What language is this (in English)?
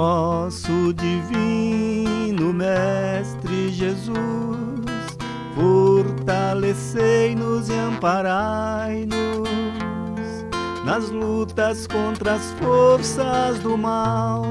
Portuguese